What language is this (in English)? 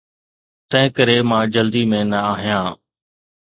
Sindhi